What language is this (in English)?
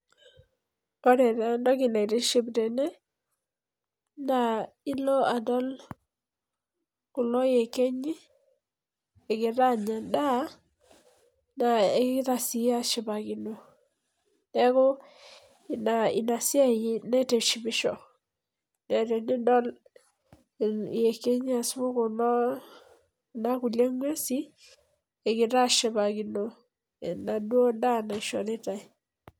Masai